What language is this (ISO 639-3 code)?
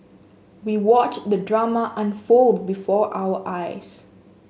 eng